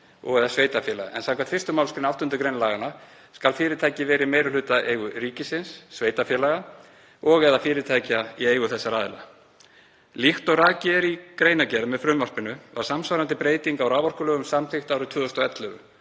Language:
Icelandic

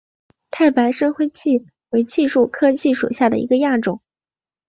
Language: Chinese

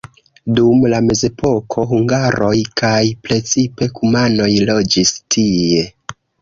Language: Esperanto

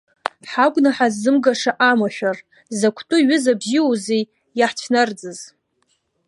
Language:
Abkhazian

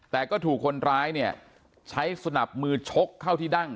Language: Thai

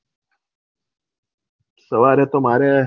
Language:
Gujarati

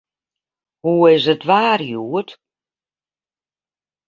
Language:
Western Frisian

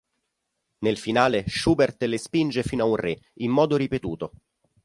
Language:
Italian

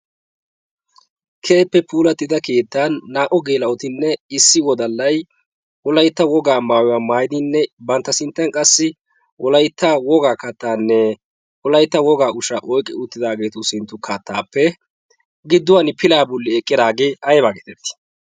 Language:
Wolaytta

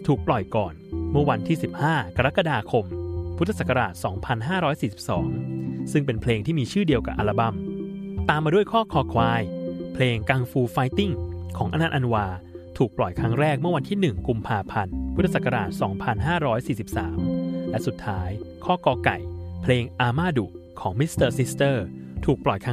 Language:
Thai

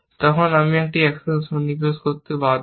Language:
Bangla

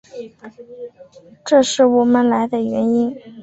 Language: Chinese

